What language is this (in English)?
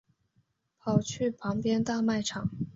Chinese